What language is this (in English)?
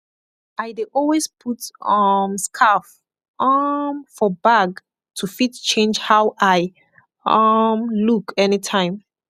Nigerian Pidgin